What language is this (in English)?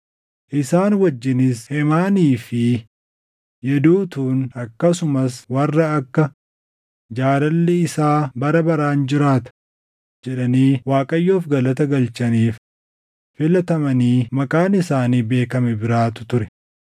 Oromo